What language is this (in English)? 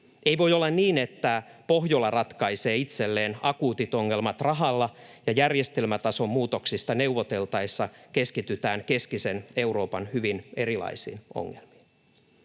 Finnish